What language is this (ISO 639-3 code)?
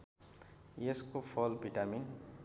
nep